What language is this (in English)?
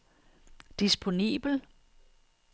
Danish